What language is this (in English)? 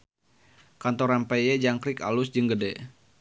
Sundanese